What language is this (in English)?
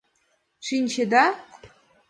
Mari